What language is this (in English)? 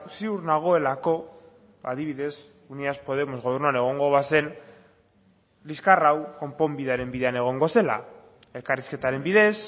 Basque